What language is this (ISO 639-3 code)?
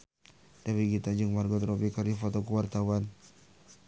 sun